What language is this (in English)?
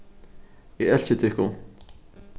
Faroese